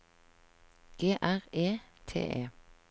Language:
Norwegian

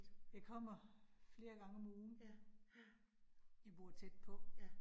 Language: Danish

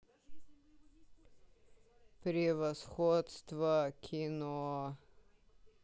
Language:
Russian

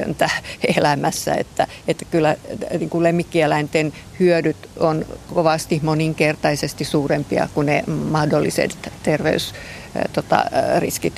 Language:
Finnish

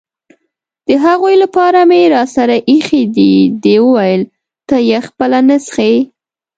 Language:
Pashto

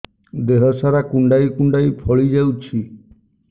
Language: Odia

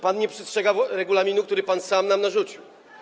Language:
Polish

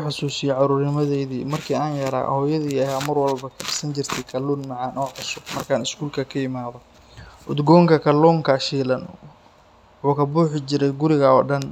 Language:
Somali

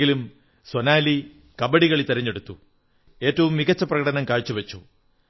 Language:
Malayalam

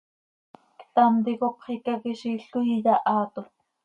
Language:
Seri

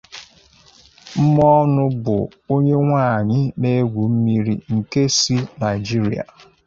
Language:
Igbo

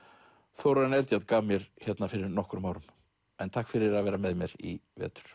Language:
Icelandic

